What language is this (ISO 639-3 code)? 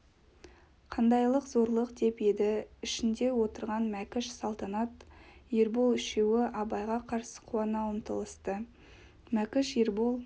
kaz